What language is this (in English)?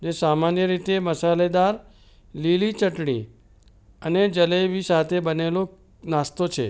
Gujarati